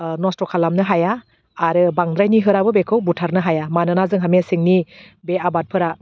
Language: Bodo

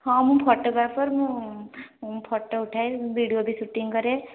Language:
Odia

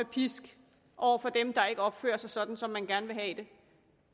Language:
Danish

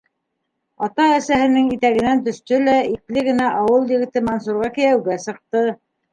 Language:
Bashkir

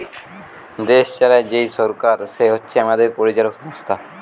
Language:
Bangla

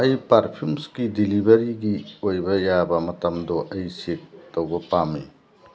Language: Manipuri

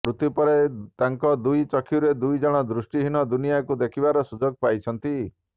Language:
Odia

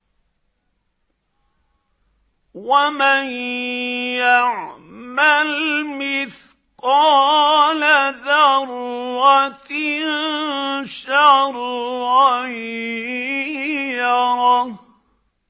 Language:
Arabic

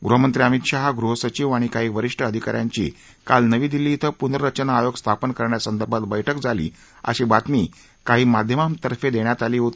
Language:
Marathi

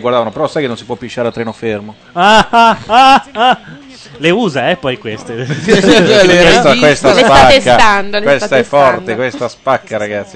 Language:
Italian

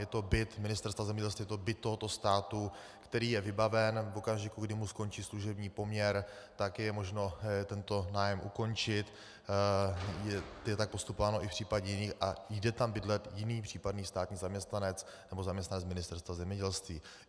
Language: Czech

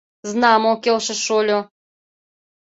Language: Mari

